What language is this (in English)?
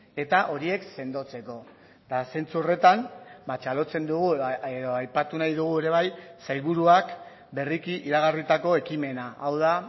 Basque